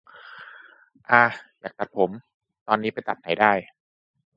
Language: Thai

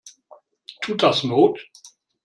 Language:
German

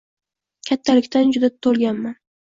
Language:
Uzbek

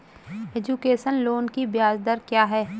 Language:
Hindi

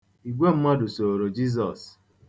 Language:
Igbo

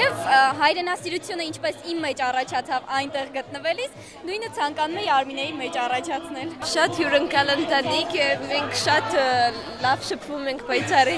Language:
Romanian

